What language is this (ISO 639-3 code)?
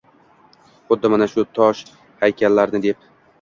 uzb